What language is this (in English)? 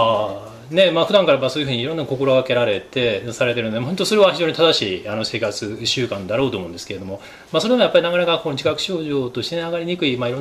Japanese